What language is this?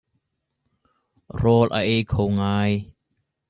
Hakha Chin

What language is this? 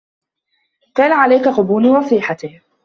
Arabic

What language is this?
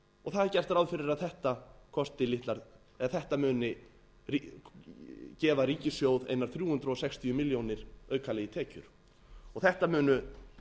Icelandic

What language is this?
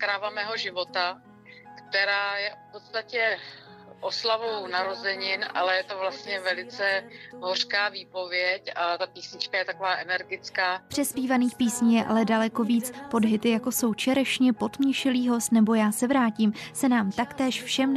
Czech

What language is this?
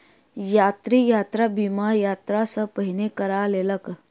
Maithili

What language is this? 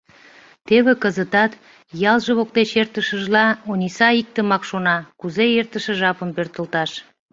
Mari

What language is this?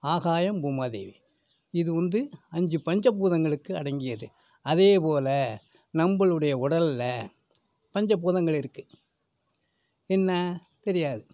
Tamil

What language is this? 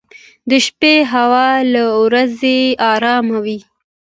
Pashto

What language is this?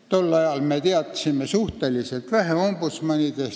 Estonian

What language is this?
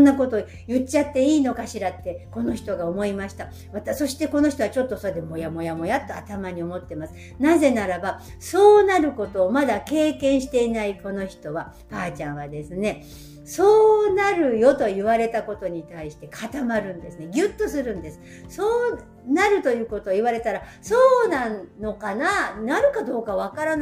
Japanese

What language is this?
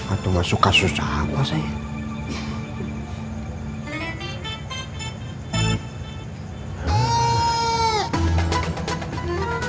Indonesian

